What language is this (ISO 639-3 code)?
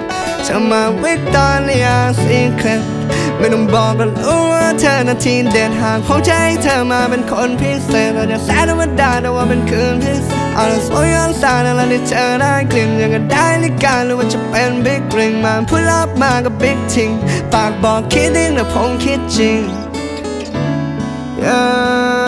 tha